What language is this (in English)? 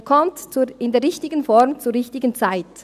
Swiss German